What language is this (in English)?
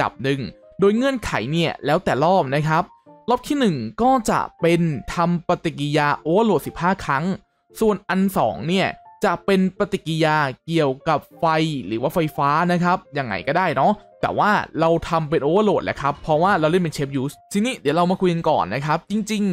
Thai